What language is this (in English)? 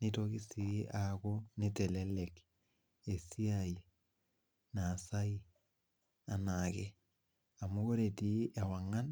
Masai